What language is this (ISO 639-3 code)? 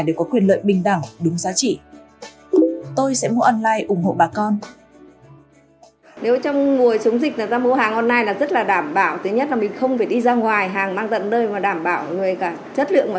vie